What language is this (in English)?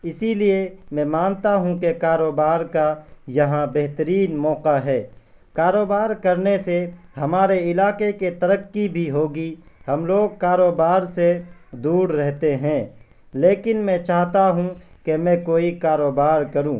Urdu